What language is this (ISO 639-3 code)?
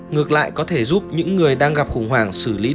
vie